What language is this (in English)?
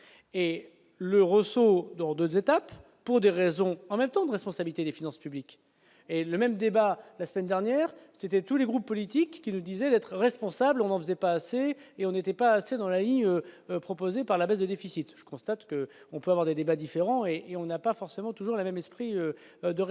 French